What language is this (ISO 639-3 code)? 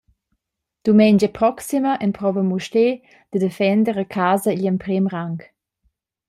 roh